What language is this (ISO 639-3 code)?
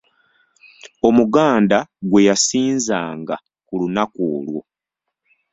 lug